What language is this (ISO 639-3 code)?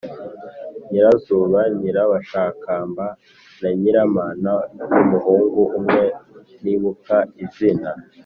kin